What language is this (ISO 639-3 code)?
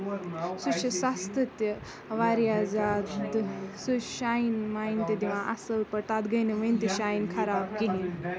kas